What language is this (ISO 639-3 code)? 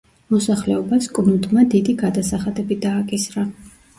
kat